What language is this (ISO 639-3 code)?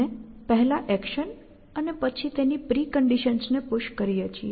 guj